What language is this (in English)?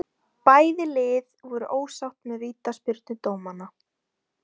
Icelandic